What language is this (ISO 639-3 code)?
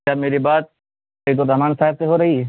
urd